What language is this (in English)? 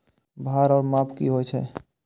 Maithili